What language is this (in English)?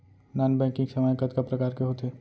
Chhattisgarhi